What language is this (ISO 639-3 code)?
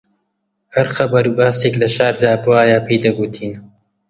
ckb